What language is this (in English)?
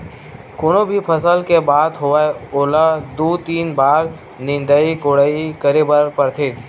Chhattisgarhi